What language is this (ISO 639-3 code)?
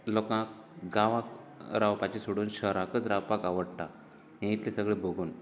kok